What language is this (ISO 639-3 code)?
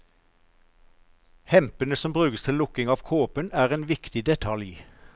nor